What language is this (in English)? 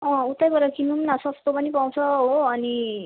Nepali